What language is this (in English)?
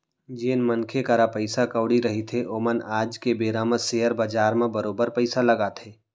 Chhattisgarhi